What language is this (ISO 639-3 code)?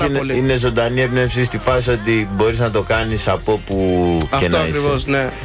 ell